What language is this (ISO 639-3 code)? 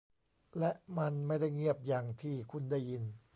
tha